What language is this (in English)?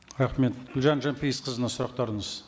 Kazakh